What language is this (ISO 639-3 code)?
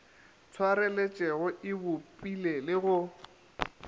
nso